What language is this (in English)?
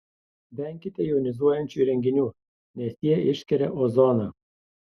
Lithuanian